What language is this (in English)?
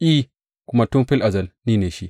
Hausa